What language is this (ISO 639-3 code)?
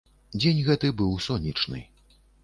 bel